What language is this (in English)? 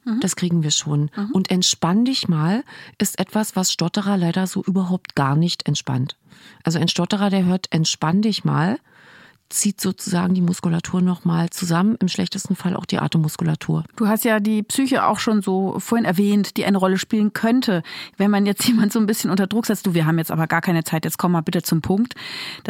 German